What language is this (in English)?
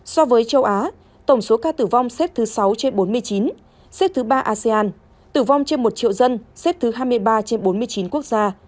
Vietnamese